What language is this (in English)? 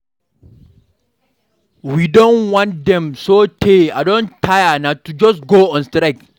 Nigerian Pidgin